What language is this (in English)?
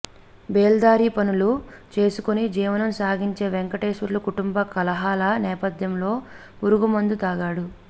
Telugu